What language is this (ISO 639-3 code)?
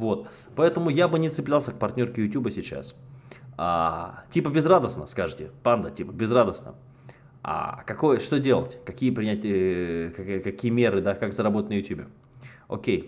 rus